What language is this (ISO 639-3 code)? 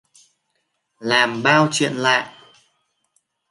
vie